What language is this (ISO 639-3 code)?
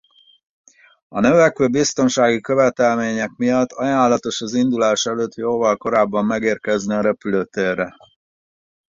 hun